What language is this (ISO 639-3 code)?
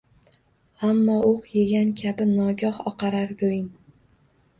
uzb